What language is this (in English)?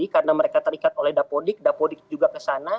Indonesian